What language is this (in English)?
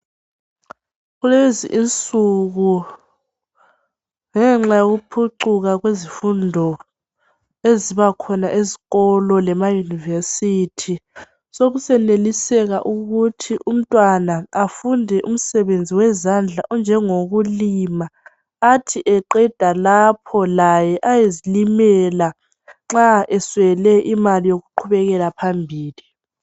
North Ndebele